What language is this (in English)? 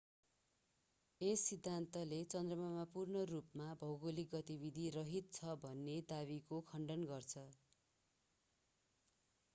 Nepali